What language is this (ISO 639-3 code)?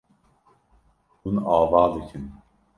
kur